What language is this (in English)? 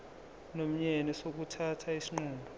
Zulu